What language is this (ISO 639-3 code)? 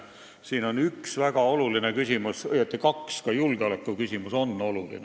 est